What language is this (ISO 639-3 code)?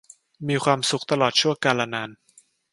tha